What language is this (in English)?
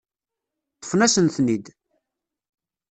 Kabyle